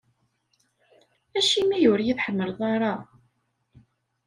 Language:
Kabyle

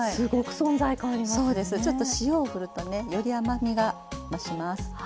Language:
Japanese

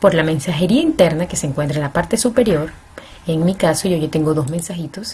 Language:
Spanish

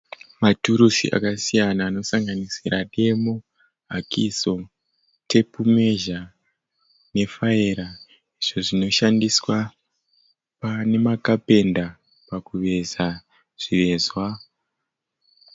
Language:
Shona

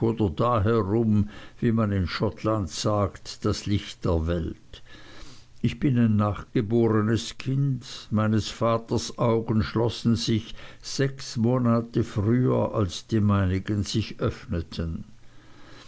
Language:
German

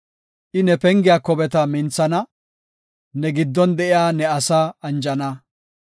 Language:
Gofa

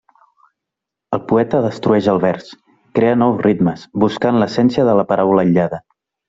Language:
Catalan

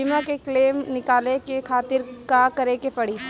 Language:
Bhojpuri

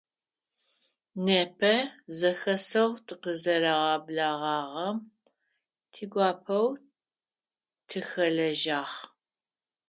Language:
Adyghe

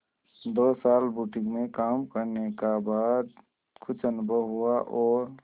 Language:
Hindi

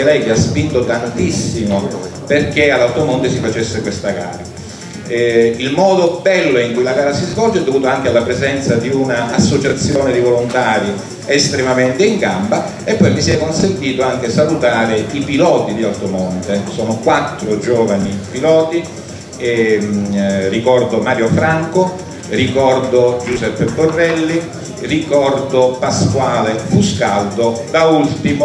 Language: Italian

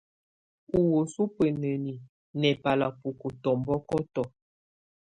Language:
Tunen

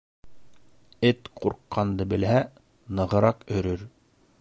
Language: Bashkir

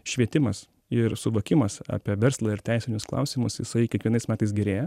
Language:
Lithuanian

